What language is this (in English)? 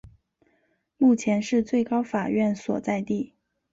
Chinese